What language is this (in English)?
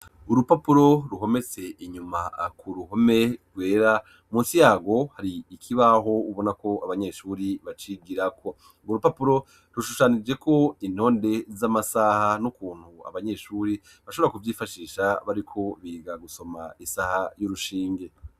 Rundi